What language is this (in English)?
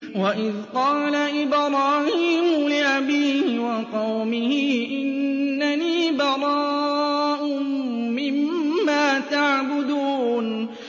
Arabic